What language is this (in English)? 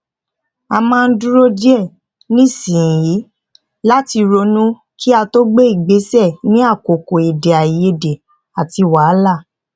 Yoruba